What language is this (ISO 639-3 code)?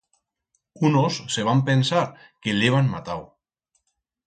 arg